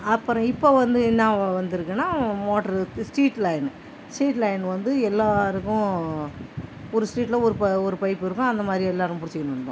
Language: Tamil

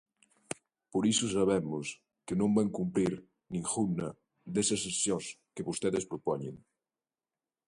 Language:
Galician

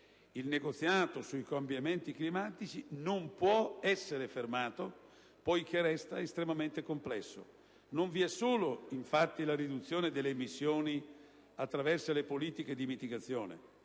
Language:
Italian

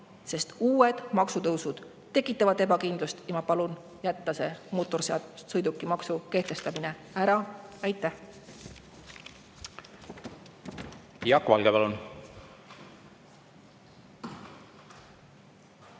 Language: Estonian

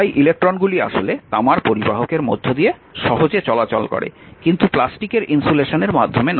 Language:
Bangla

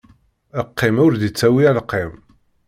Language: Kabyle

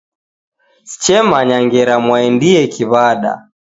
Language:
Taita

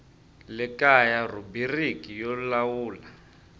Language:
Tsonga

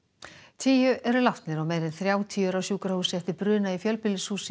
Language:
Icelandic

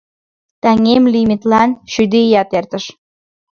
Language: Mari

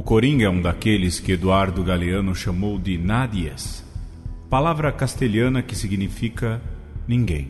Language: Portuguese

